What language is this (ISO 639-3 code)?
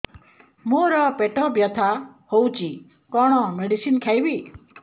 ori